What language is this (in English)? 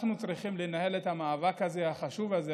Hebrew